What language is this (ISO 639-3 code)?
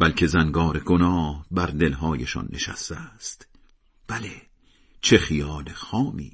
fas